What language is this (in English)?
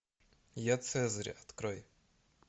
Russian